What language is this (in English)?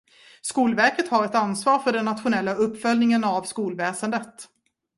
Swedish